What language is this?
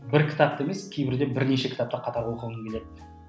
Kazakh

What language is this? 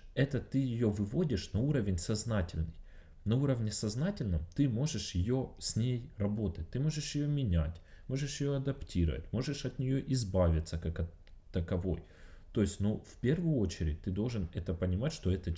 Russian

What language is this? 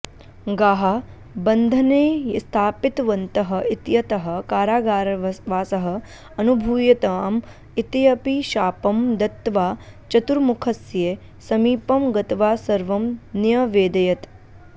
Sanskrit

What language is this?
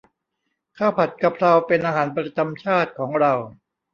Thai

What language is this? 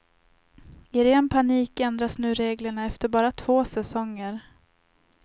Swedish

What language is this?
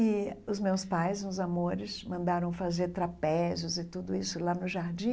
Portuguese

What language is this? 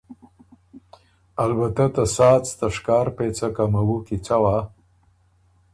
Ormuri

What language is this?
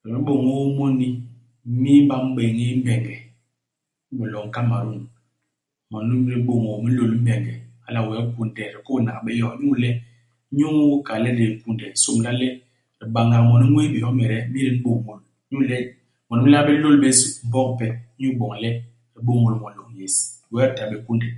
Basaa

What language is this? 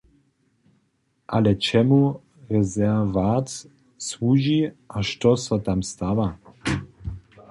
Upper Sorbian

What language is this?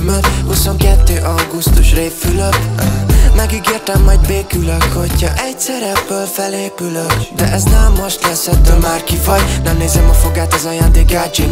Hungarian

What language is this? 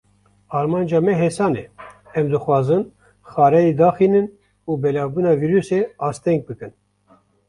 Kurdish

